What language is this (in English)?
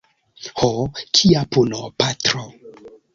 Esperanto